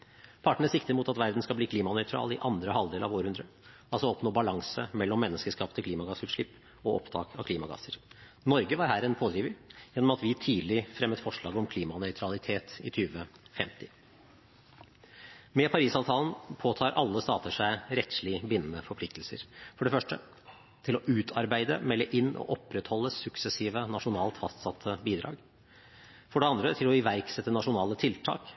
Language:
Norwegian Bokmål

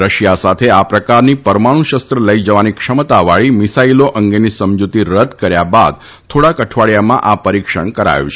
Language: Gujarati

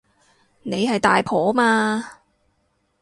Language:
Cantonese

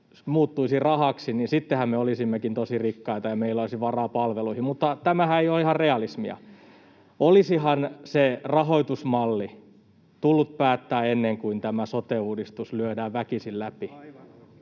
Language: Finnish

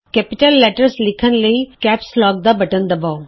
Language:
Punjabi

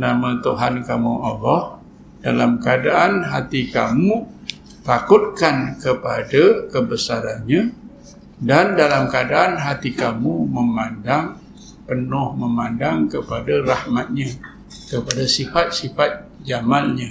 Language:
Malay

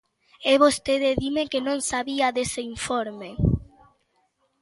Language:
Galician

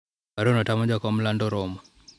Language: Luo (Kenya and Tanzania)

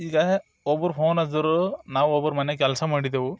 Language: Kannada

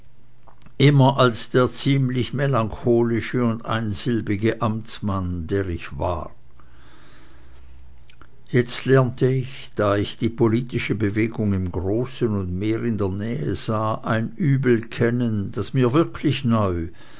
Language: German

